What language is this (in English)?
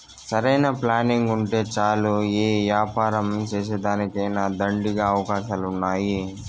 Telugu